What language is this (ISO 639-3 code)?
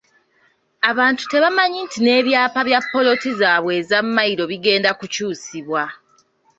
lug